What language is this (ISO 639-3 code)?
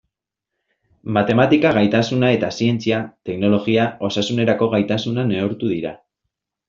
eus